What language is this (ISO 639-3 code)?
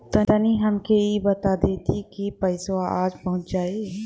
bho